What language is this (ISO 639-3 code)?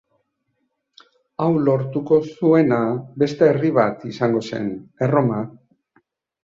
eus